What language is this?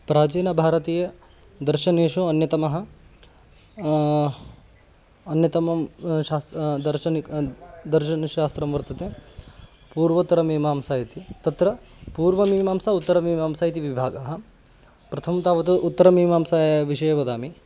Sanskrit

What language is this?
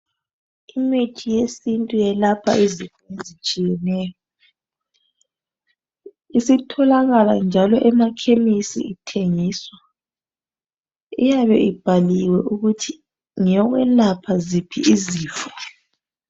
North Ndebele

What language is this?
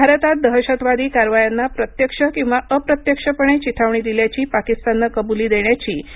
Marathi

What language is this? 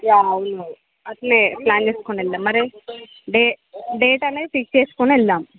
Telugu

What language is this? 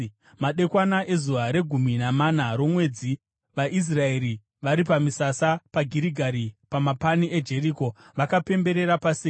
Shona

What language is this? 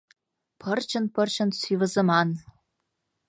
Mari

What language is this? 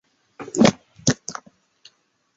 Chinese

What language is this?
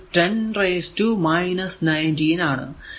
Malayalam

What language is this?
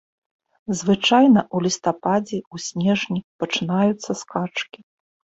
Belarusian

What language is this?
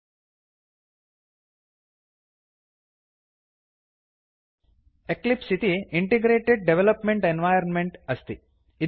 Sanskrit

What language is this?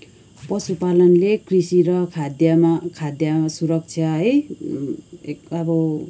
Nepali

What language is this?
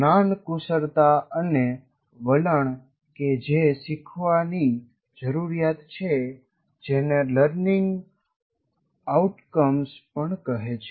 Gujarati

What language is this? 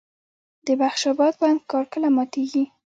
Pashto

